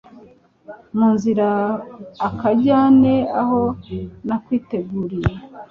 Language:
Kinyarwanda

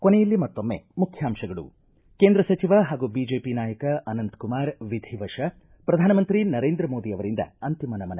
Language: Kannada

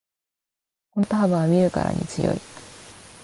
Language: Japanese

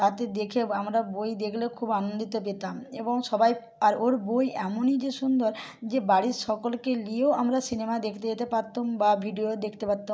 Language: Bangla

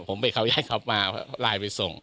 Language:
Thai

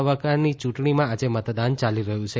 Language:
Gujarati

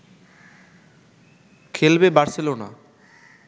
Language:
Bangla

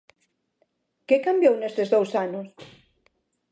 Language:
Galician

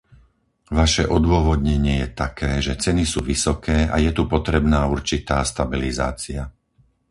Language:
Slovak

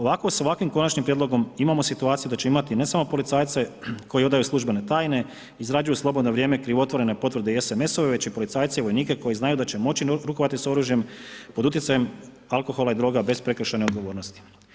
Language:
Croatian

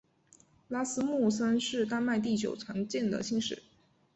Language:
Chinese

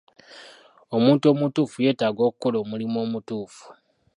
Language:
Ganda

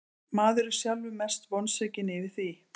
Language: Icelandic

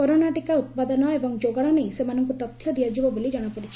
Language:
Odia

